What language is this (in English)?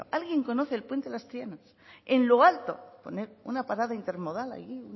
Spanish